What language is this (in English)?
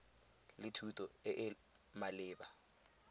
Tswana